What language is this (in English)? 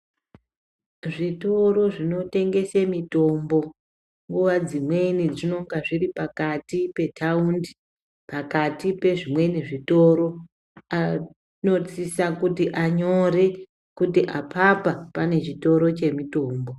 Ndau